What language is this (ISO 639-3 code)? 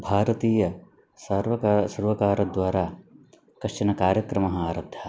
san